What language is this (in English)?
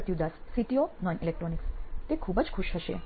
Gujarati